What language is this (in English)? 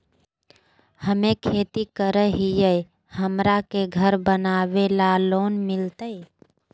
Magahi